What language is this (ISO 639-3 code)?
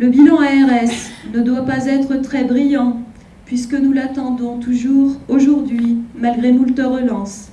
fra